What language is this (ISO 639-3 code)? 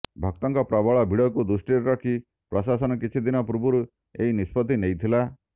ori